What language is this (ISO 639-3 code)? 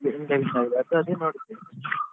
kan